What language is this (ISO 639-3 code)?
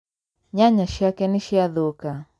kik